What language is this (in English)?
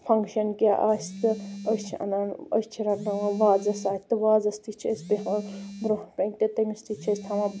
Kashmiri